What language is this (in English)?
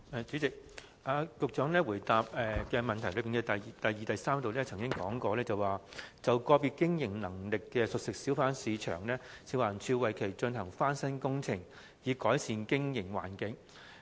Cantonese